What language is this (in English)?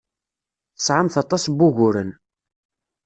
Kabyle